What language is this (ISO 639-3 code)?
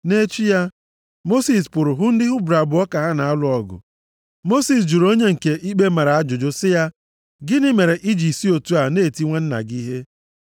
ibo